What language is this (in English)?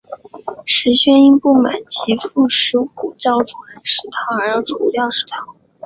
Chinese